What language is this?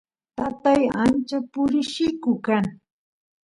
Santiago del Estero Quichua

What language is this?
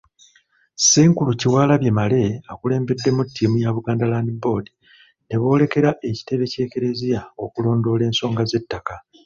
Ganda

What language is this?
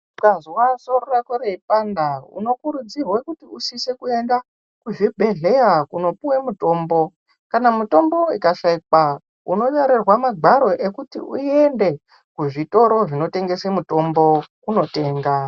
Ndau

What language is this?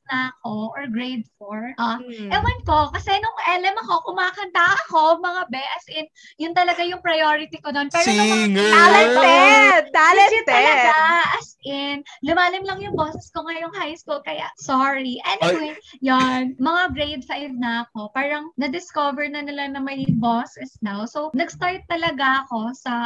Filipino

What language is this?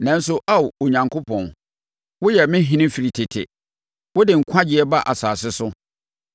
Akan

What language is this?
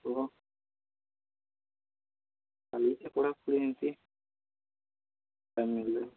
Odia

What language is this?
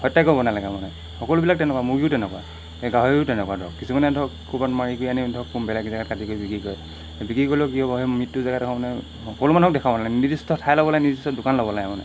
Assamese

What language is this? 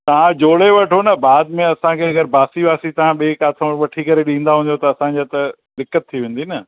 Sindhi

